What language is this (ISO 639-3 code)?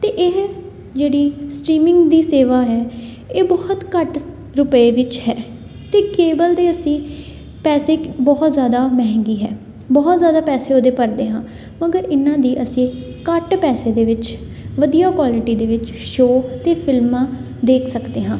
pan